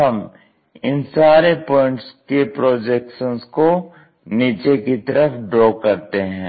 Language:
Hindi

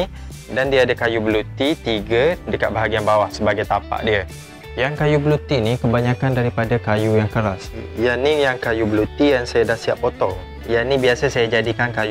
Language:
Malay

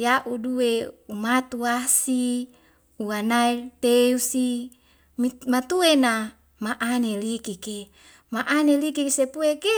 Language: Wemale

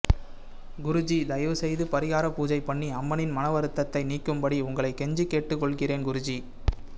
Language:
Tamil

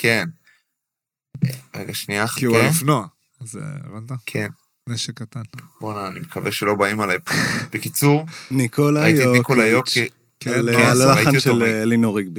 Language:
Hebrew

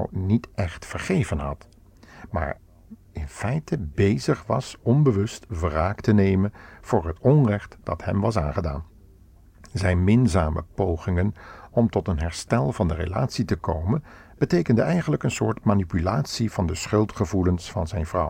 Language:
Dutch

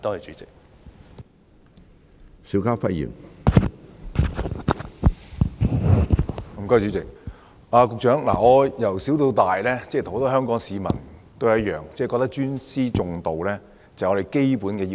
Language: Cantonese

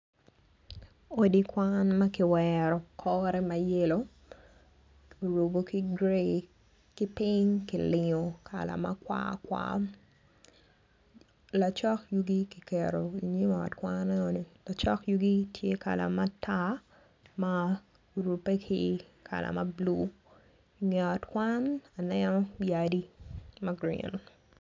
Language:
Acoli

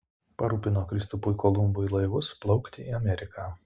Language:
Lithuanian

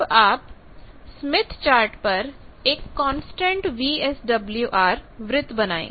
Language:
Hindi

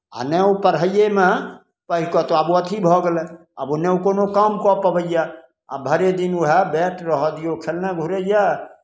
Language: Maithili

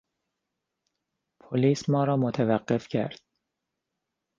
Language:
Persian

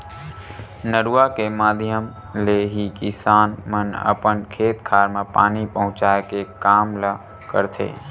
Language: Chhattisgarhi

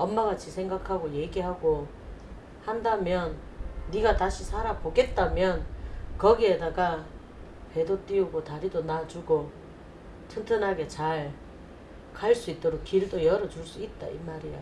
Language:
Korean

